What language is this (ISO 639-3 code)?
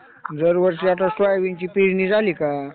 mar